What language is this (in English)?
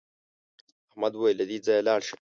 Pashto